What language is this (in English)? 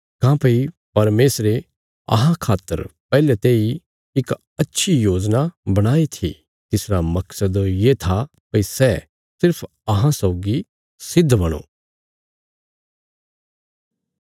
Bilaspuri